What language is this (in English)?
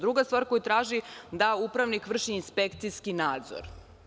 Serbian